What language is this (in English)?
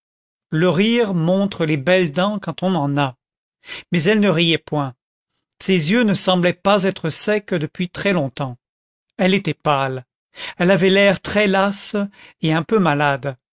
French